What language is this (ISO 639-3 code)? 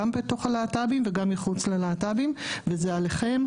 heb